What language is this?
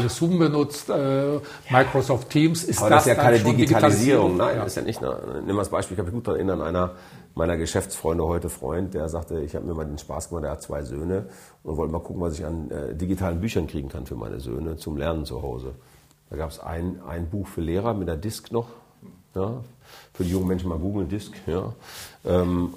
German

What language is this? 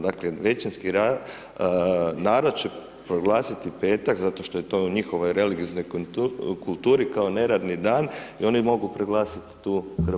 Croatian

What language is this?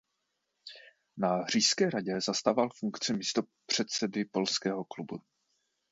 Czech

